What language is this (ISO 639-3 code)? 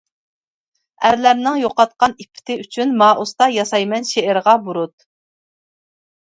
uig